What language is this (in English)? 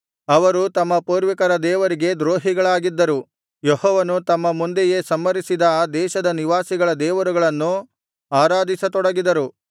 Kannada